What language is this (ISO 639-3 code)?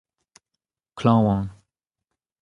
bre